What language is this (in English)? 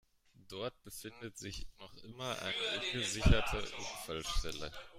German